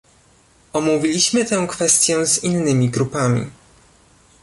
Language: Polish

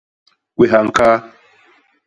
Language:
Basaa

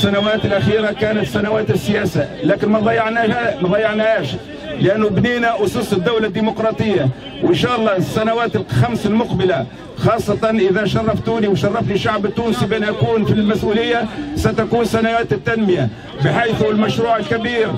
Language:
Arabic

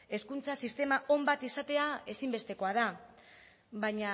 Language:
Basque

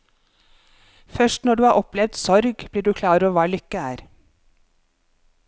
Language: Norwegian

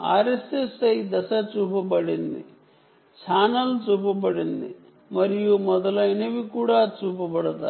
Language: Telugu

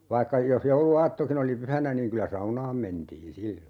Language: Finnish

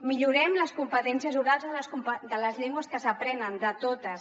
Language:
Catalan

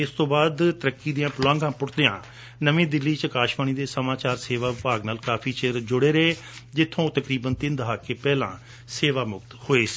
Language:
Punjabi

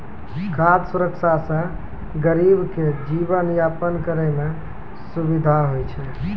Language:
Maithili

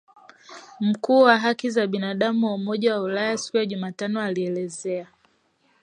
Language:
Swahili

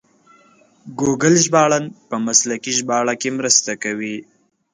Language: Pashto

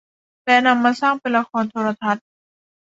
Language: Thai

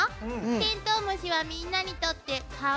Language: Japanese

